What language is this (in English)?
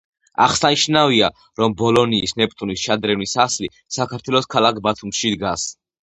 Georgian